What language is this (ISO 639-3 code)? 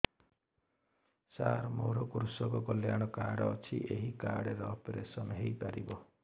ori